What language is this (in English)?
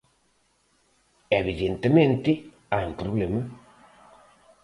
Galician